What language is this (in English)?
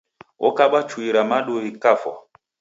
Taita